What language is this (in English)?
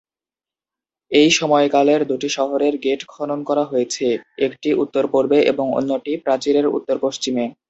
Bangla